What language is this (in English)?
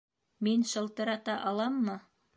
Bashkir